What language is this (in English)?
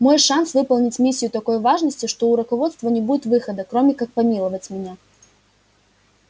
Russian